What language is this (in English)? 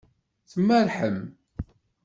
Kabyle